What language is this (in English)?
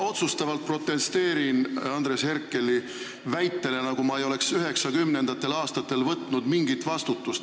Estonian